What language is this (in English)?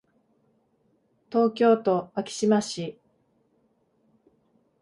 Japanese